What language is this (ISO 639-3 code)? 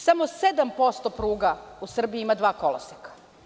srp